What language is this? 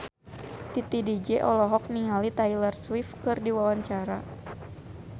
Sundanese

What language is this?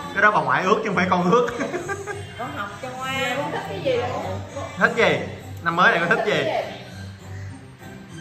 Vietnamese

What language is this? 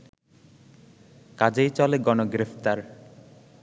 Bangla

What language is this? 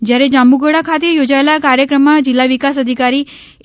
Gujarati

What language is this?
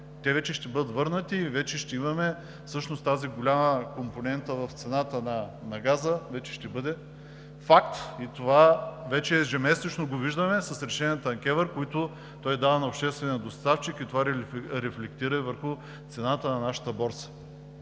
Bulgarian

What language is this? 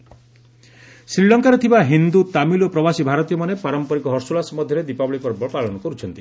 Odia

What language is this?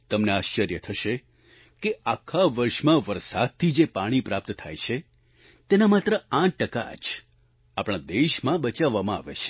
Gujarati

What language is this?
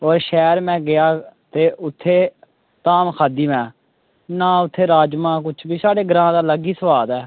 Dogri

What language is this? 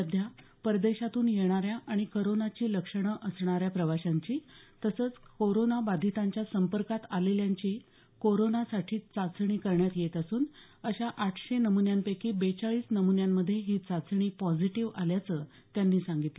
Marathi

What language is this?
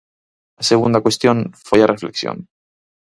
Galician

